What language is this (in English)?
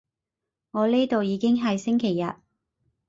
Cantonese